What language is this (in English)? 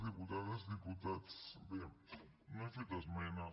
Catalan